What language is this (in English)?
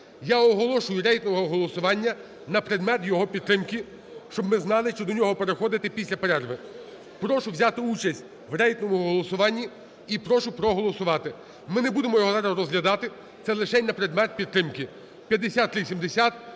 Ukrainian